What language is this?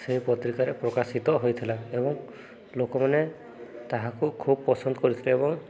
Odia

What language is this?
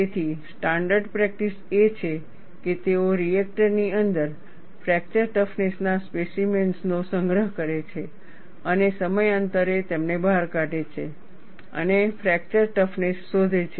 Gujarati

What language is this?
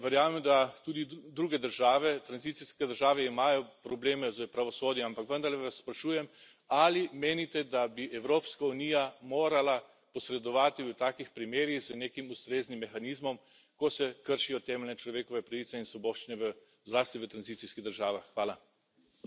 Slovenian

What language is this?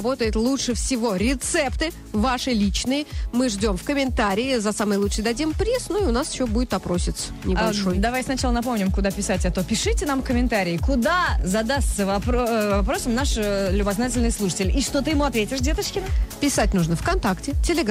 Russian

